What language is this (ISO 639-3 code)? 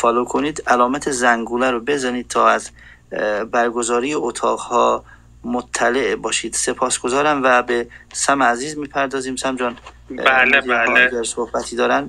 fas